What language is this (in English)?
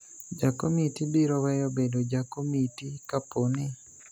Luo (Kenya and Tanzania)